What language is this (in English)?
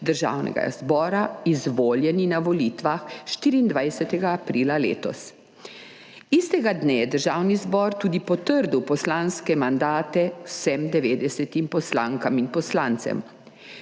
Slovenian